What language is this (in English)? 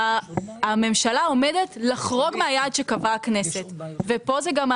Hebrew